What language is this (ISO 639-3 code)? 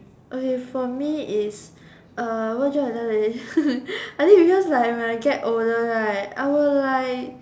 eng